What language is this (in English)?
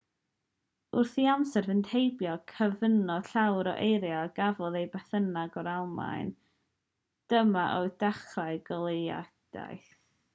Welsh